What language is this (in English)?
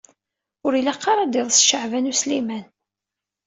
Kabyle